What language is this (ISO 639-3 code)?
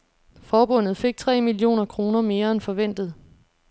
dan